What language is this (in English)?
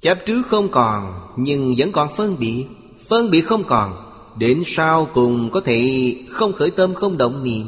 Vietnamese